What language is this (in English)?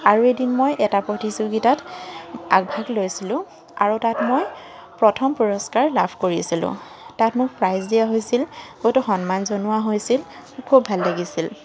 Assamese